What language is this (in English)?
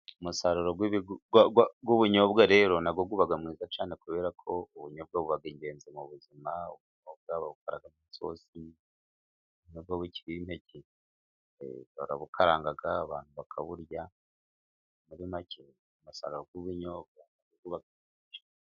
Kinyarwanda